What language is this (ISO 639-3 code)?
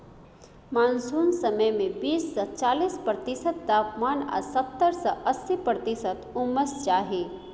mai